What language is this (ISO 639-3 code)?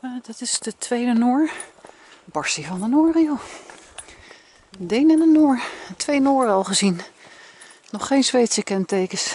nld